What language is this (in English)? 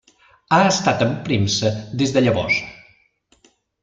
Catalan